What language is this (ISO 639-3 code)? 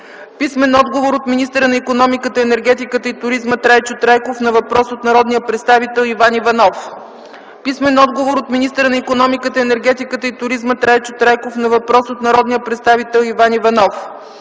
bul